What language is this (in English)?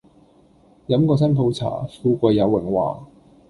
Cantonese